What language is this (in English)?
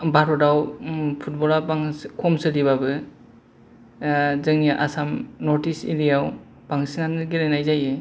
Bodo